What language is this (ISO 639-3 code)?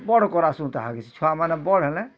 ori